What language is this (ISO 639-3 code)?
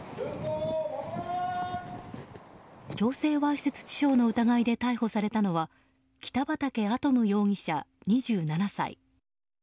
jpn